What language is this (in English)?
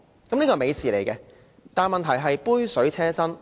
Cantonese